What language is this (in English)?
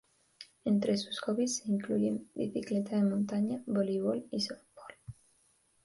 Spanish